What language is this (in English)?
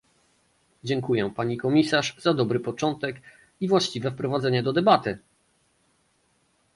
Polish